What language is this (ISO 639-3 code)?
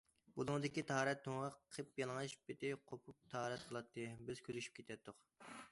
uig